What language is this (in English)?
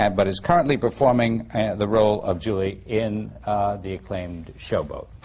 English